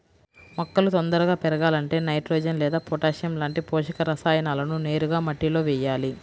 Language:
Telugu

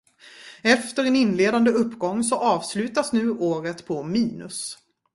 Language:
Swedish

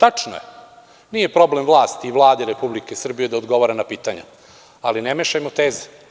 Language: Serbian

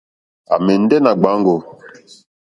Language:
Mokpwe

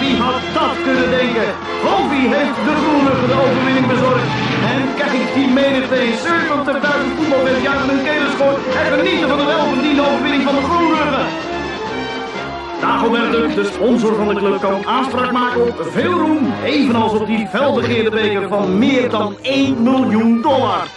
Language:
Dutch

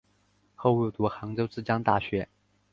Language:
Chinese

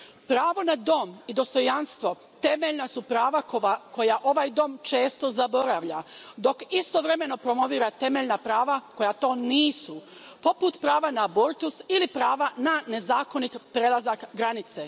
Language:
Croatian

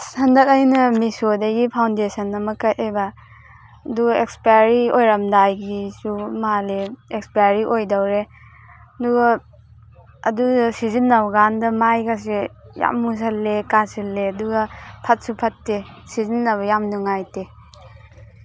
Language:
Manipuri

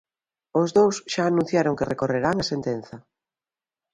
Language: Galician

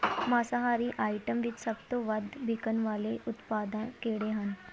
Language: Punjabi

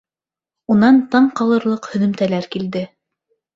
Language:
Bashkir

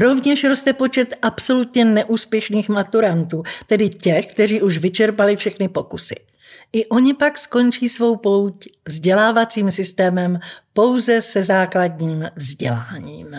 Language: Czech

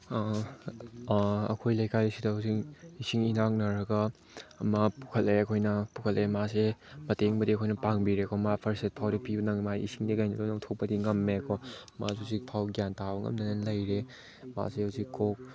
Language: Manipuri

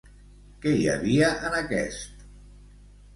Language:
Catalan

